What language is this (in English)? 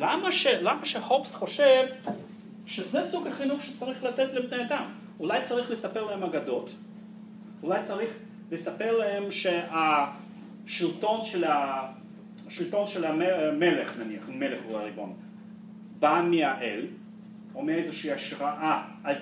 Hebrew